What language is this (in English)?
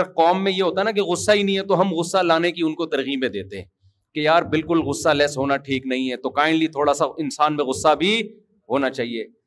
Urdu